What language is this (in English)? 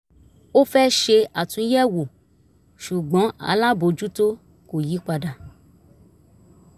Yoruba